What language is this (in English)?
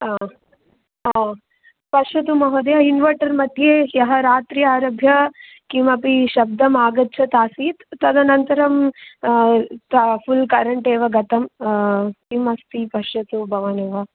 Sanskrit